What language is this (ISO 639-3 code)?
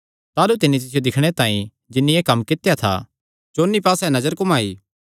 xnr